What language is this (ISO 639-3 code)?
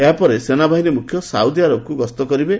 ori